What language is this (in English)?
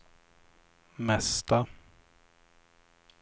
Swedish